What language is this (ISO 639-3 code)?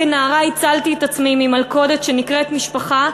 heb